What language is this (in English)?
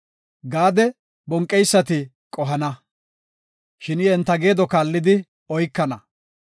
Gofa